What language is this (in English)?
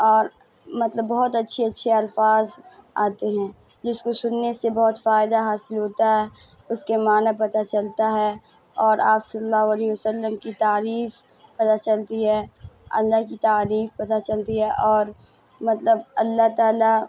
Urdu